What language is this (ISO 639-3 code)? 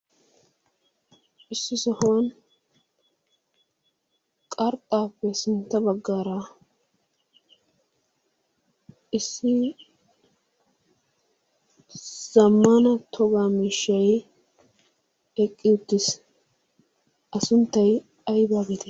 wal